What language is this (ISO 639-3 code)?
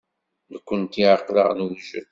kab